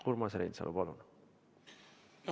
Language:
Estonian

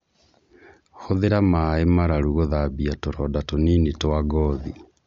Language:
Kikuyu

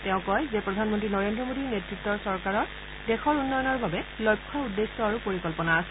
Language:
Assamese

